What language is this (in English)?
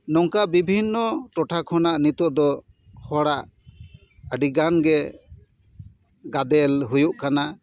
Santali